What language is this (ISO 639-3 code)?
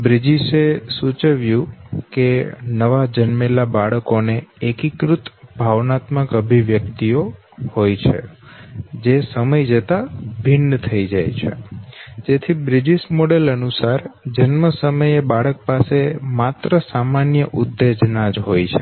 guj